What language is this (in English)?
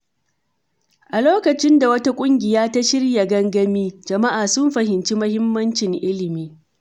Hausa